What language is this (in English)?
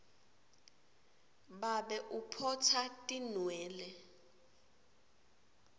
Swati